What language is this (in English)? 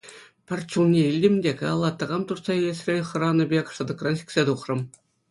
Chuvash